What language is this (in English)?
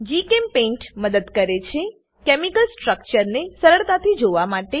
Gujarati